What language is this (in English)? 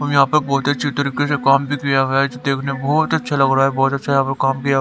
Hindi